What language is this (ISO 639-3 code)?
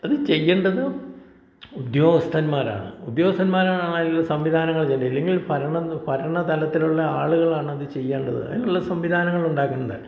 mal